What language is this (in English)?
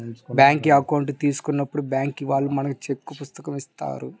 Telugu